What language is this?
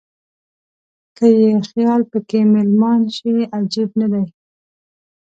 Pashto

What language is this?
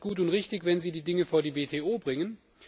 German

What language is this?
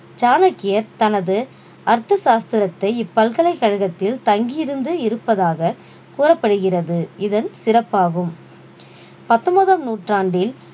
Tamil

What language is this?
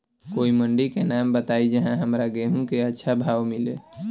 Bhojpuri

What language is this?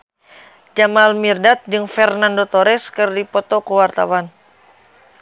Sundanese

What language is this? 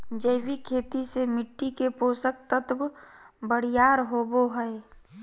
Magahi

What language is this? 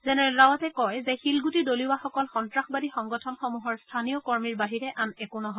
Assamese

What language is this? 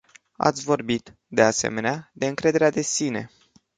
Romanian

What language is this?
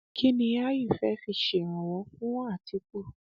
Yoruba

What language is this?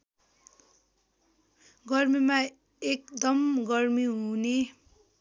Nepali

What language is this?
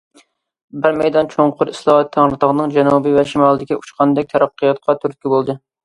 Uyghur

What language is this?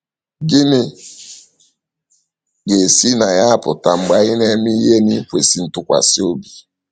Igbo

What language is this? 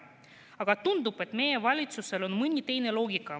Estonian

